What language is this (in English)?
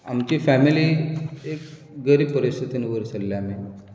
Konkani